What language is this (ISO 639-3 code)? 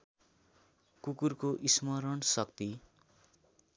nep